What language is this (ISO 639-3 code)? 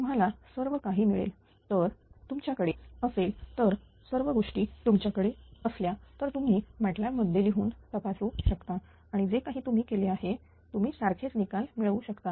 mar